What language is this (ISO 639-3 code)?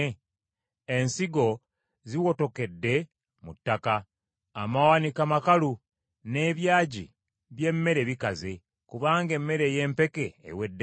lug